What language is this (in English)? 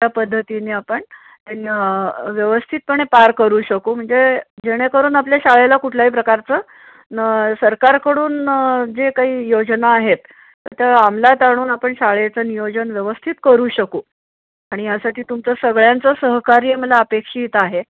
Marathi